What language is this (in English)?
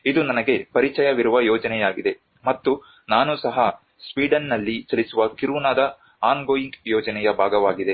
Kannada